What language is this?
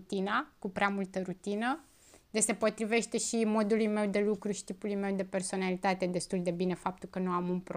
Romanian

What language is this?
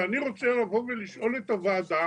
Hebrew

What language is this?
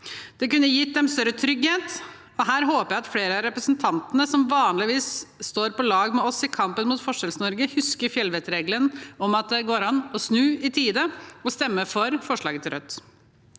Norwegian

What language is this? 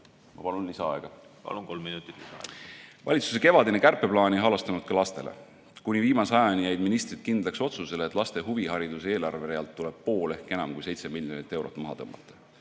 Estonian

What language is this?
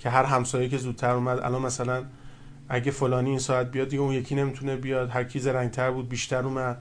Persian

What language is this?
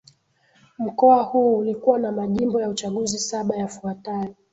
Swahili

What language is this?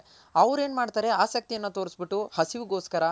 Kannada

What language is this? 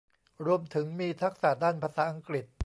Thai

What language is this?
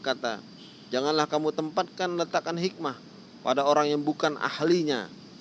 Indonesian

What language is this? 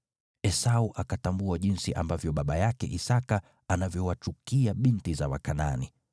Swahili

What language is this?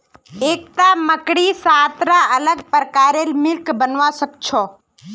Magahi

